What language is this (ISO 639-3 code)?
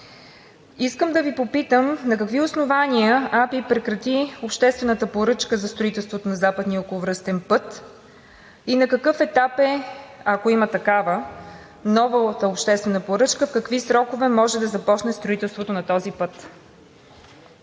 bul